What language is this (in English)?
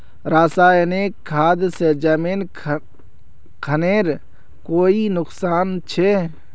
Magahi